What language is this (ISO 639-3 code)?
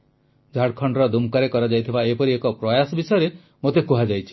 ori